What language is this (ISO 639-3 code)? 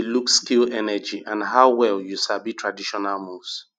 pcm